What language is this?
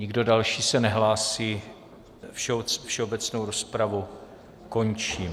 Czech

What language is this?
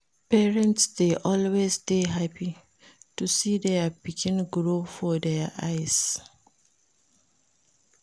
Nigerian Pidgin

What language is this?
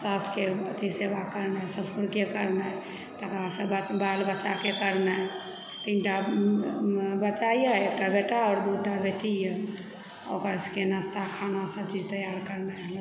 Maithili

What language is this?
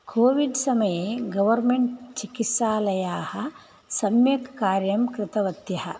Sanskrit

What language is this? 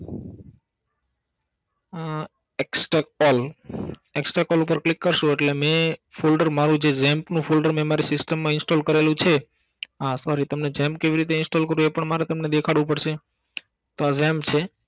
Gujarati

